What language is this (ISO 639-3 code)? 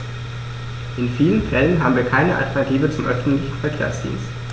deu